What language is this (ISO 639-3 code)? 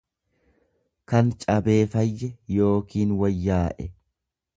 orm